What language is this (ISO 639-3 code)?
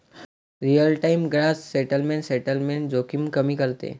mar